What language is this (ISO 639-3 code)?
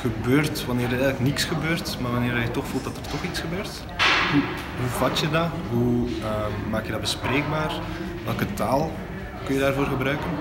nld